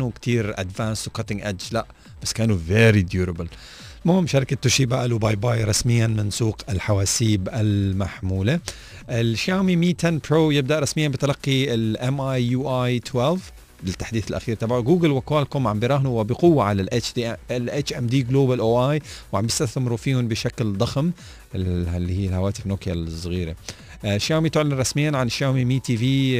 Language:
Arabic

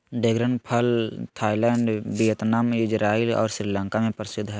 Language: Magahi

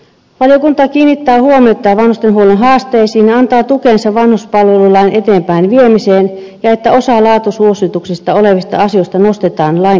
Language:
Finnish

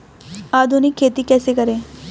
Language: Hindi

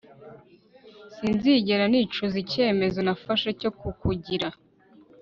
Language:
Kinyarwanda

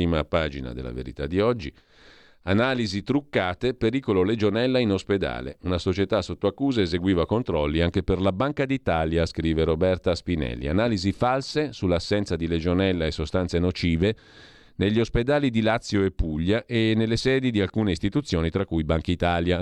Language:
Italian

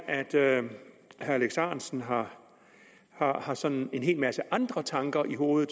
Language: Danish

